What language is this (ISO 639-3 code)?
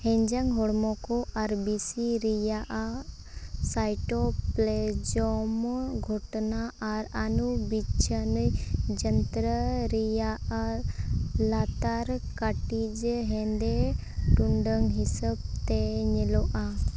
sat